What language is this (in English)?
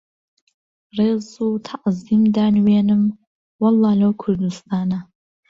Central Kurdish